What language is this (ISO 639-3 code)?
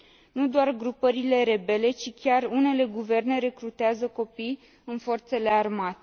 ron